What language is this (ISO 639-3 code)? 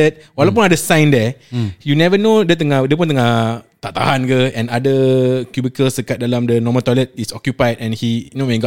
msa